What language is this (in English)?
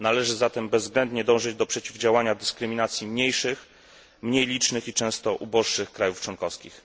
Polish